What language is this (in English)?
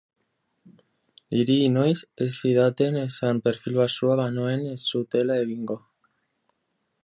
Basque